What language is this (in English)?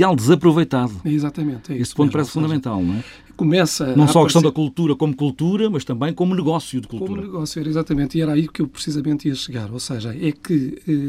Portuguese